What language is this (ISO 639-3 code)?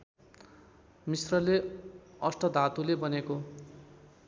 nep